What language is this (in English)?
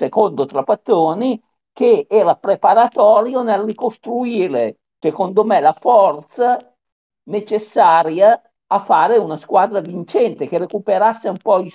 Italian